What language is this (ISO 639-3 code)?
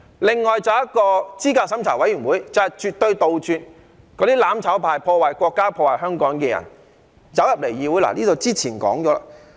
yue